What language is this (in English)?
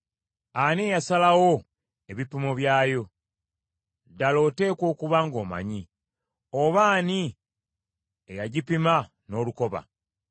Ganda